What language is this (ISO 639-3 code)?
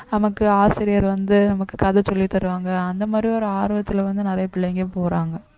tam